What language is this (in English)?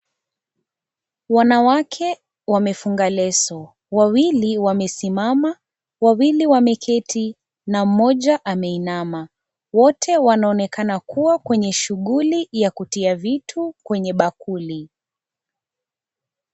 Swahili